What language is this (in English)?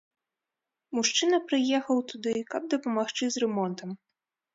Belarusian